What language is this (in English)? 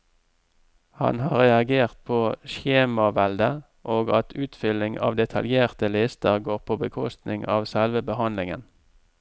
Norwegian